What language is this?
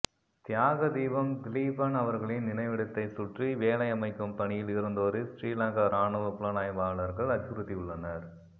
Tamil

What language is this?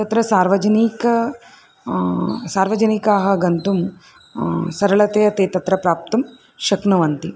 Sanskrit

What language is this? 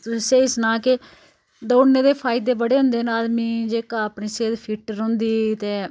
Dogri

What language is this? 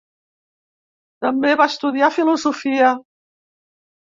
Catalan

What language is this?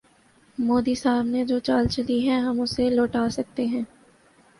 Urdu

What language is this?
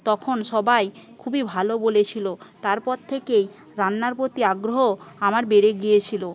Bangla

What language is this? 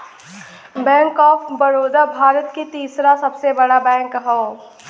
Bhojpuri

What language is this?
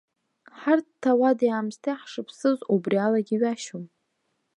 Abkhazian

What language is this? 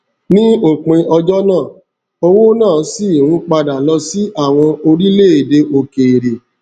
Yoruba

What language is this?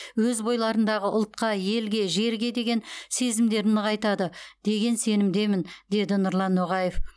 Kazakh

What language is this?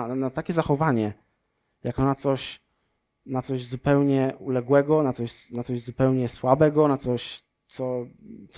Polish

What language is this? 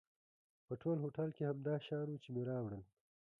Pashto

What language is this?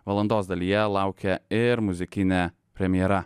Lithuanian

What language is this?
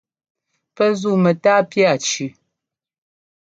Ngomba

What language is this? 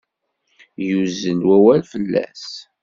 Kabyle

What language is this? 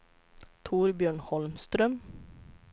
Swedish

